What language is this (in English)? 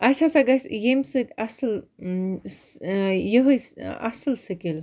Kashmiri